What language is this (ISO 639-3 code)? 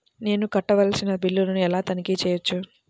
tel